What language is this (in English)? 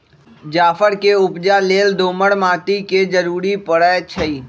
Magahi